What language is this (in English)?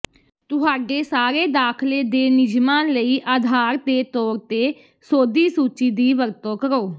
Punjabi